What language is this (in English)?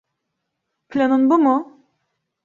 Turkish